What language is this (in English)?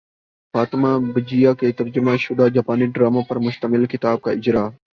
Urdu